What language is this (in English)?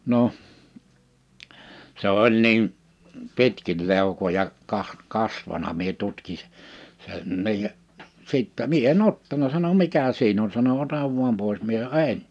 Finnish